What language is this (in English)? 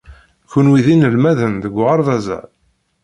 Kabyle